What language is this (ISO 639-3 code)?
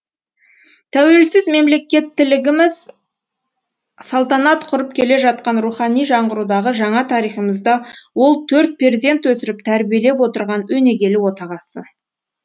kaz